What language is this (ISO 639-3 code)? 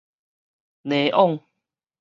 nan